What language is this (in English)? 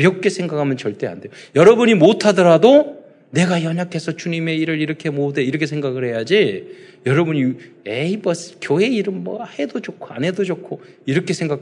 Korean